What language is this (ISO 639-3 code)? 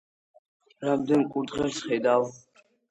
kat